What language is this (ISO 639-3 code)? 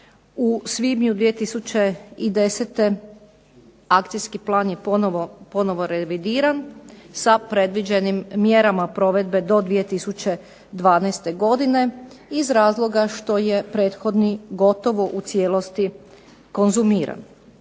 hrv